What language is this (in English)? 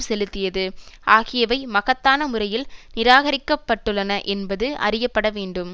Tamil